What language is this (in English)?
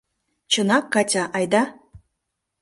Mari